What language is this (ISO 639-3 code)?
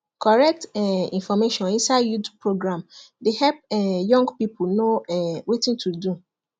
pcm